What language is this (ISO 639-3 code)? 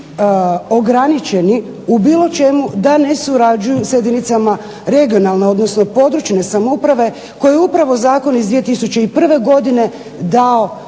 hrv